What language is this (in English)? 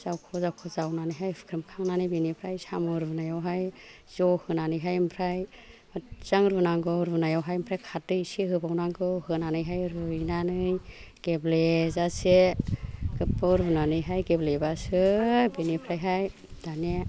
Bodo